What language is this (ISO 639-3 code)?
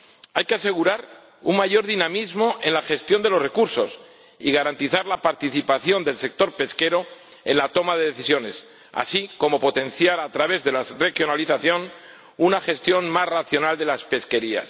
spa